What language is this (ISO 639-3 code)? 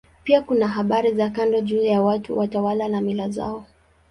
swa